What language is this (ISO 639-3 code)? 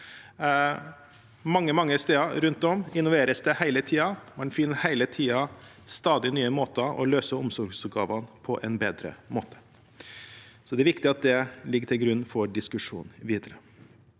nor